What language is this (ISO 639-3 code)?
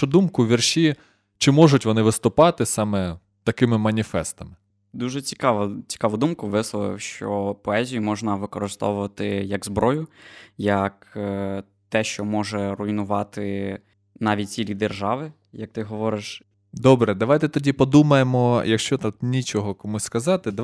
ukr